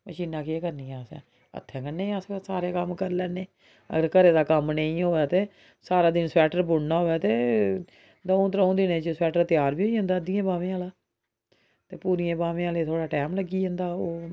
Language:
Dogri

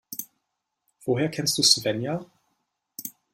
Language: German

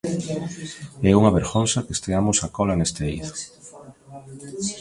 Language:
Galician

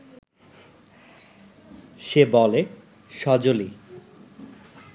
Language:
Bangla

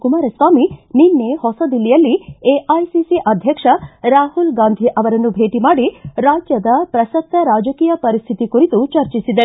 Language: Kannada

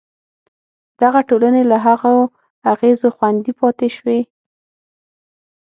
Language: Pashto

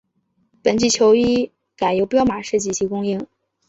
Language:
Chinese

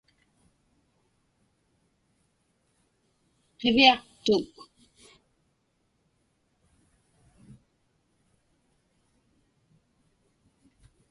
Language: Inupiaq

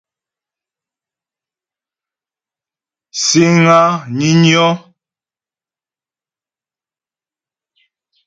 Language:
Ghomala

